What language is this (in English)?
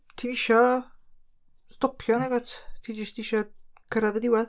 Welsh